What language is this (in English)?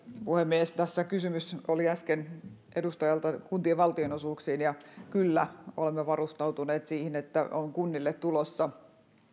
Finnish